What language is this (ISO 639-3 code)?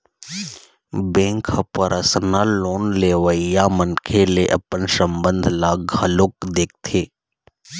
hne